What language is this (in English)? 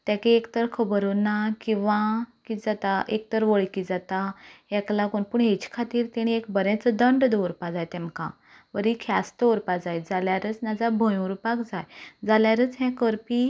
Konkani